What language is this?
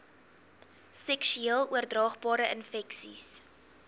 Afrikaans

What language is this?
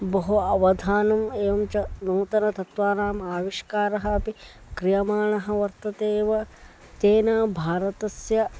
Sanskrit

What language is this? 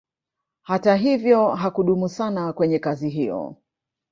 Swahili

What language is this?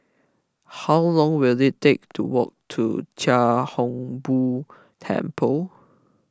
English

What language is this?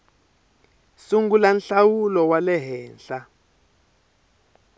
Tsonga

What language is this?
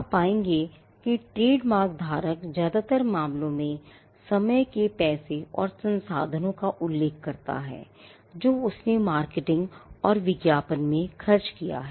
Hindi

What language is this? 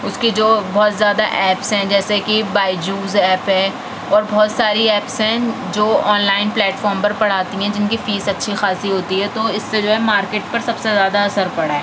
Urdu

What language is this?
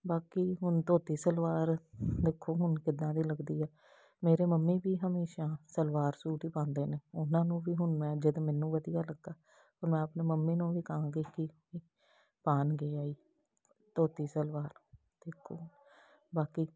Punjabi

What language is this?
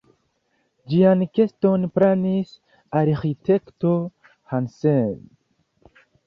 Esperanto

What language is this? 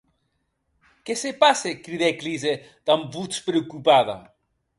Occitan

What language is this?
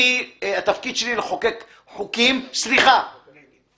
Hebrew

